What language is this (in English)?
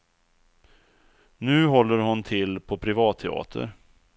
Swedish